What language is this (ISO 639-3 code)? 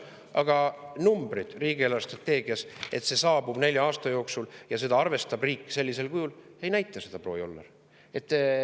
est